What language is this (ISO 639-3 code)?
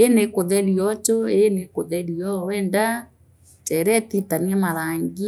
mer